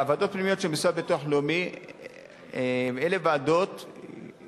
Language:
Hebrew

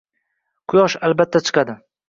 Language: Uzbek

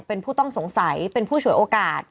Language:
Thai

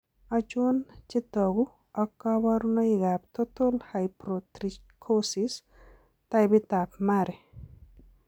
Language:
Kalenjin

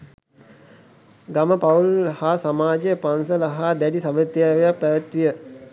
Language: Sinhala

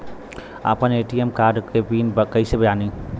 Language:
Bhojpuri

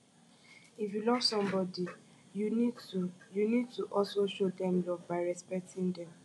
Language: Nigerian Pidgin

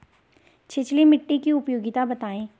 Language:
Hindi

